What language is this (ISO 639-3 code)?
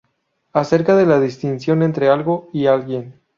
spa